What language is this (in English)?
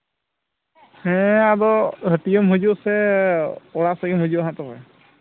Santali